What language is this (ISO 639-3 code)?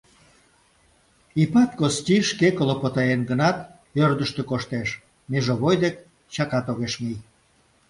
chm